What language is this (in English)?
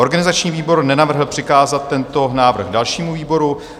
Czech